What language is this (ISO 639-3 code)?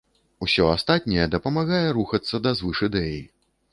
bel